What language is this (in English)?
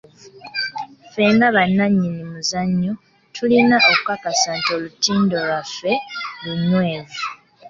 Ganda